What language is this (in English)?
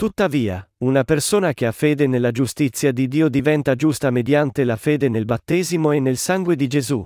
Italian